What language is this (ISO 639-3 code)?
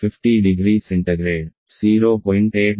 tel